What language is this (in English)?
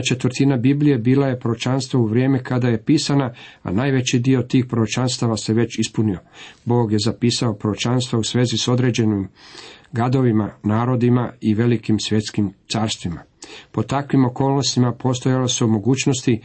Croatian